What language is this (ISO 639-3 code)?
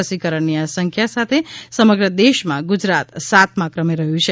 guj